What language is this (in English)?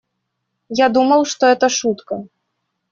Russian